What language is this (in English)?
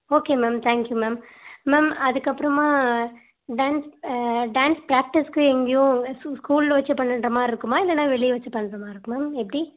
Tamil